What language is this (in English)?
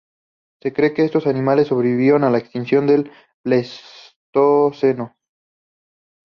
Spanish